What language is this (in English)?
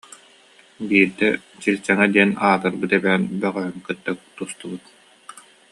Yakut